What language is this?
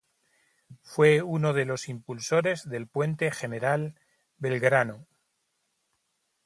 Spanish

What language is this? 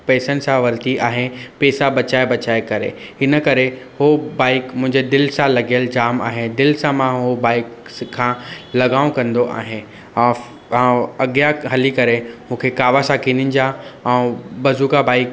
Sindhi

